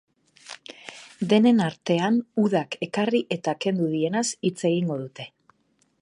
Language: Basque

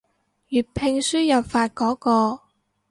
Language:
Cantonese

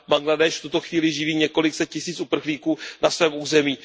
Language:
Czech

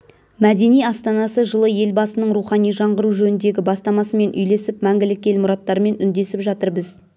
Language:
Kazakh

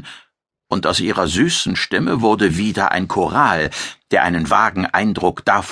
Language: German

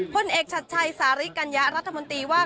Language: Thai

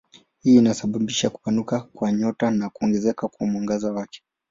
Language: Swahili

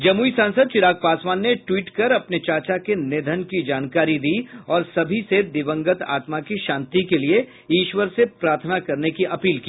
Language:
Hindi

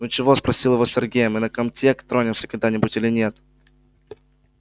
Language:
Russian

